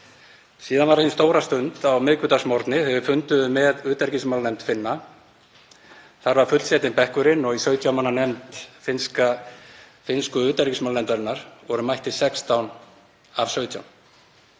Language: Icelandic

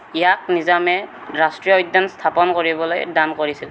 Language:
Assamese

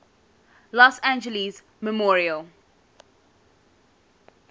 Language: English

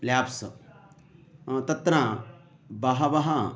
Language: Sanskrit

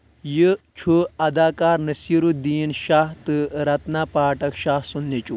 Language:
Kashmiri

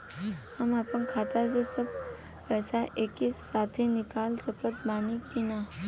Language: Bhojpuri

